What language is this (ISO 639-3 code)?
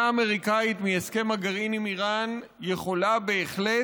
heb